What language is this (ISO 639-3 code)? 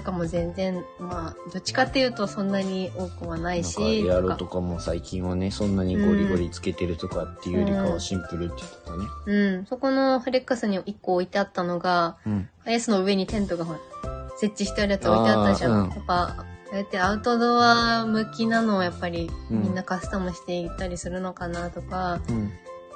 jpn